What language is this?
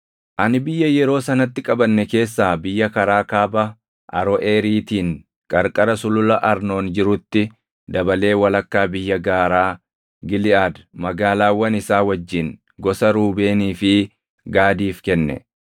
Oromo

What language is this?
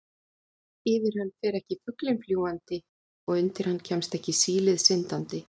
Icelandic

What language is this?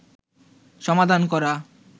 Bangla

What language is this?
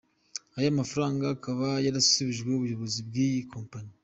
Kinyarwanda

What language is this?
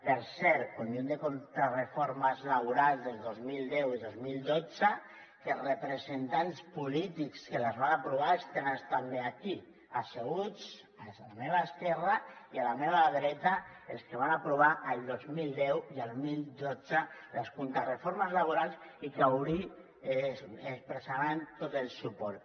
Catalan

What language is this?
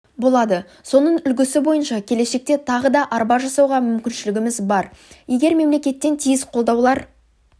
Kazakh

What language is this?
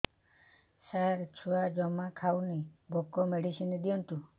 Odia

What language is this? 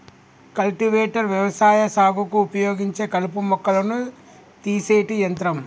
Telugu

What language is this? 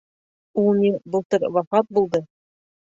Bashkir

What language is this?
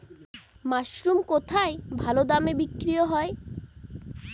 Bangla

